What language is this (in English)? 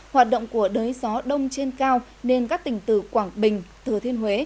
Vietnamese